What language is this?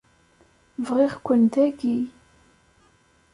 Kabyle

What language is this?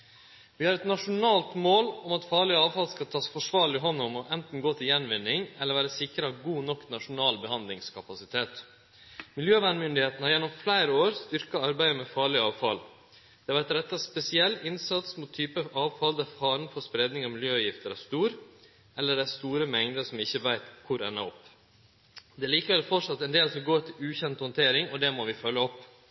Norwegian Nynorsk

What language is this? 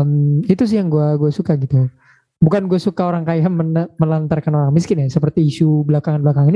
Indonesian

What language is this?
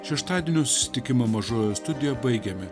Lithuanian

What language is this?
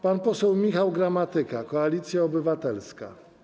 Polish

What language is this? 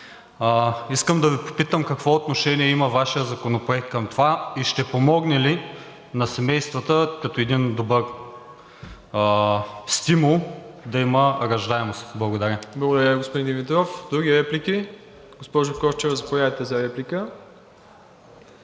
Bulgarian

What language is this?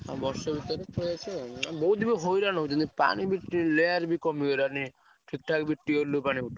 Odia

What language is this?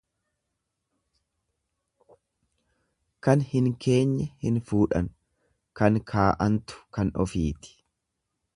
Oromo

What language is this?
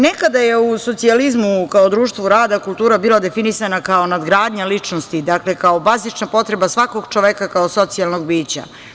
Serbian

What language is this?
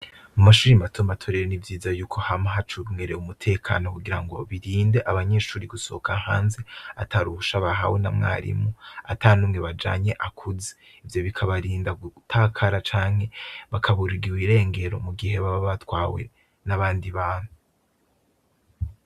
Rundi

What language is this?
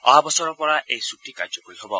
Assamese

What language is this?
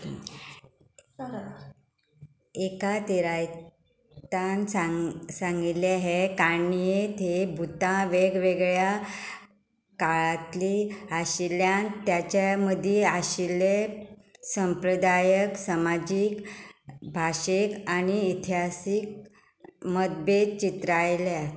Konkani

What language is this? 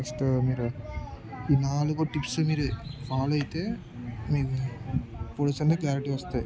Telugu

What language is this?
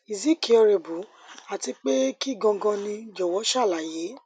Yoruba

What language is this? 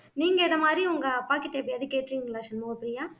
Tamil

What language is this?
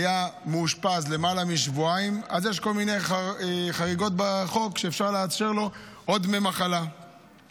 Hebrew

